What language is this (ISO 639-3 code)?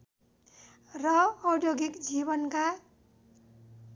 nep